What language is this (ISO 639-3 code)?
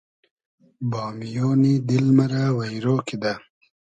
haz